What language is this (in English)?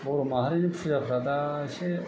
Bodo